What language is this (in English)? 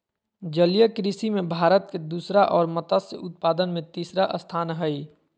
Magahi